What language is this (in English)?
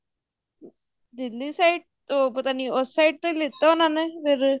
Punjabi